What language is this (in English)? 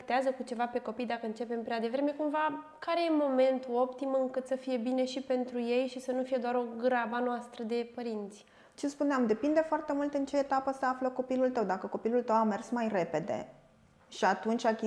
Romanian